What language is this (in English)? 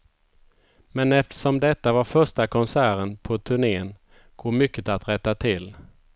Swedish